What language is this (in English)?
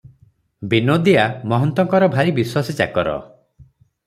Odia